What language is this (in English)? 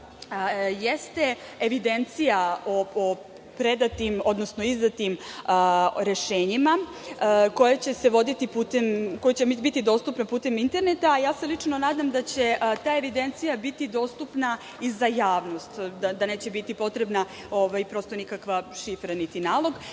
Serbian